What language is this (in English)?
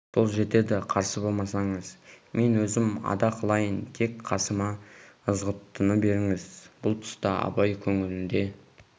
Kazakh